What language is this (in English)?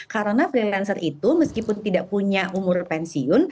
Indonesian